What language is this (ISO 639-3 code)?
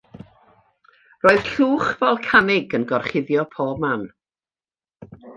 cym